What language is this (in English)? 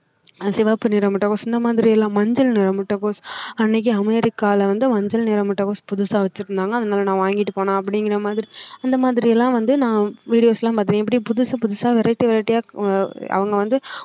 Tamil